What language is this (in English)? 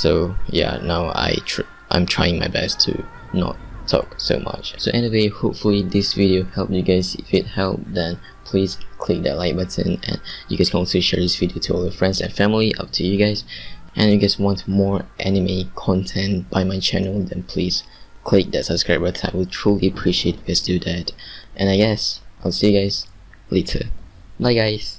English